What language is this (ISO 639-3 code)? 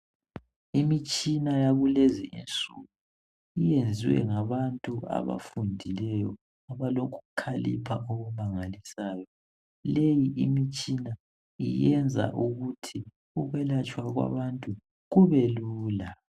nde